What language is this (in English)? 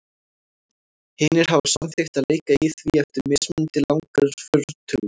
Icelandic